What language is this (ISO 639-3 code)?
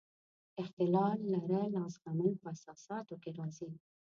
pus